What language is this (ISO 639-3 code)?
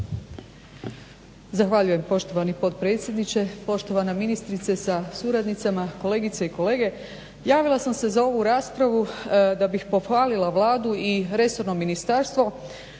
hrv